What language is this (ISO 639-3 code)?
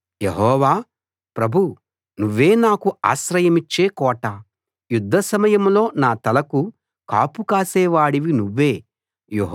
tel